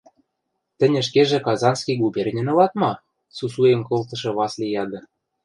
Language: Western Mari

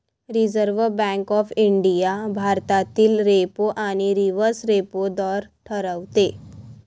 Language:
Marathi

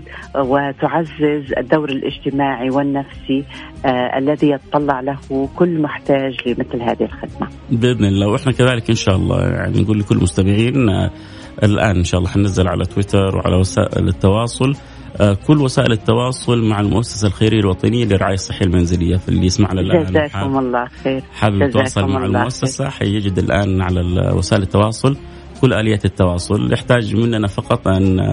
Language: Arabic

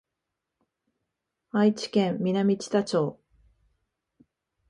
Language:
Japanese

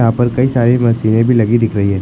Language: Hindi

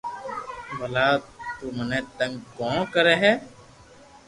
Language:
Loarki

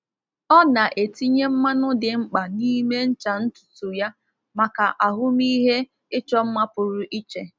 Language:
Igbo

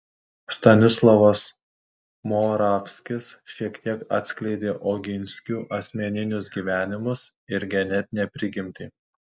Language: Lithuanian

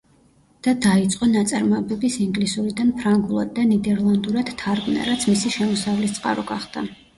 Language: Georgian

